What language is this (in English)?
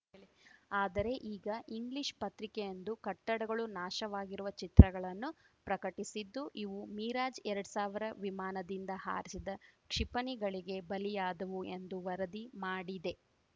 Kannada